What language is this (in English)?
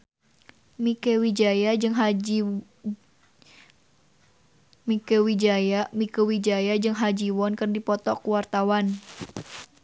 Sundanese